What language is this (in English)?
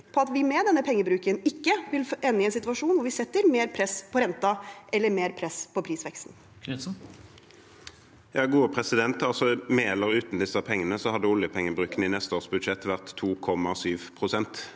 Norwegian